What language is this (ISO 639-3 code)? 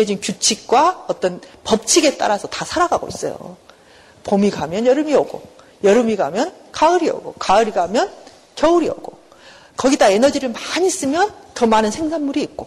kor